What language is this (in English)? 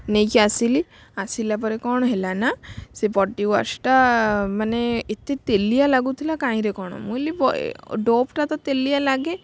Odia